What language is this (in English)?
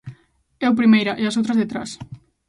Galician